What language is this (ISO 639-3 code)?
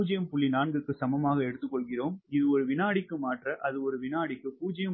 tam